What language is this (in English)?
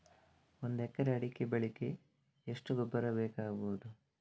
Kannada